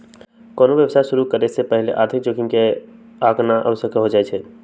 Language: Magahi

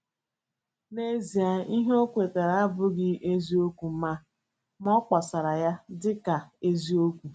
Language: Igbo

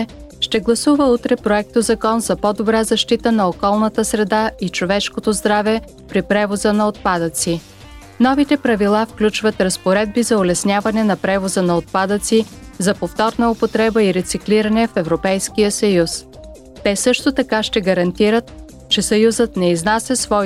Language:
Bulgarian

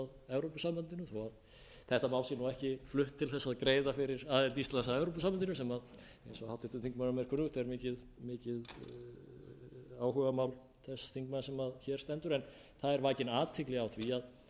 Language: Icelandic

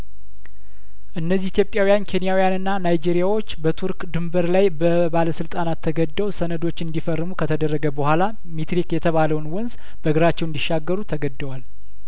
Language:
Amharic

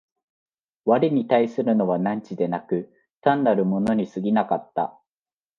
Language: Japanese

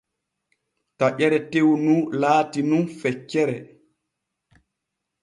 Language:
Borgu Fulfulde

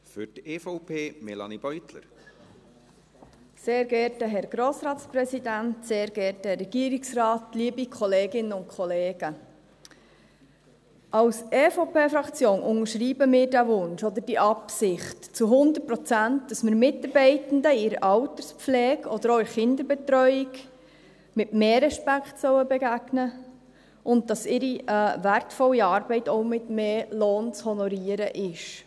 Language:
Swiss German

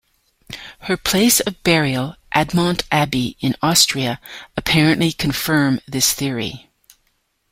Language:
English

